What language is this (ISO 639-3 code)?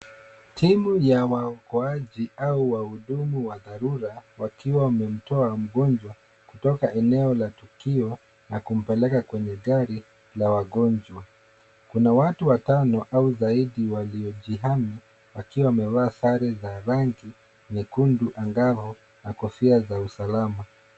swa